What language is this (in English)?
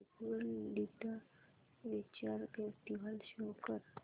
Marathi